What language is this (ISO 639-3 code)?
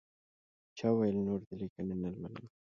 pus